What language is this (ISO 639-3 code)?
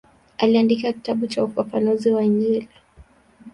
swa